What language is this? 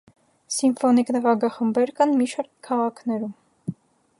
Armenian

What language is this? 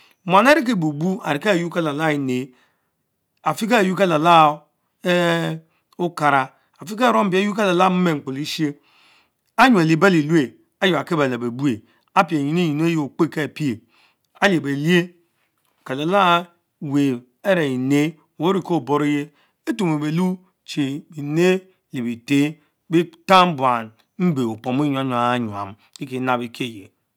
Mbe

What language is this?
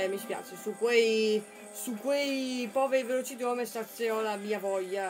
Italian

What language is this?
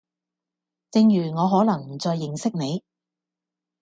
Cantonese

